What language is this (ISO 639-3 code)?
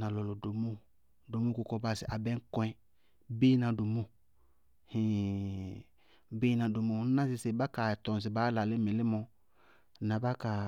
bqg